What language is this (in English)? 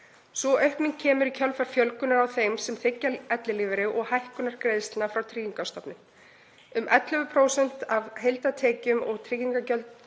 Icelandic